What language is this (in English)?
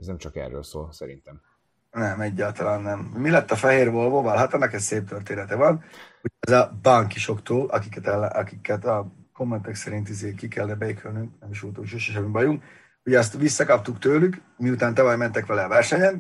Hungarian